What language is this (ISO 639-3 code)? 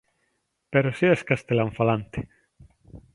glg